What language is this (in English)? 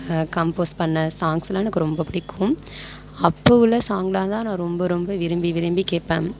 Tamil